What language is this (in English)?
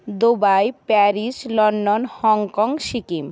Bangla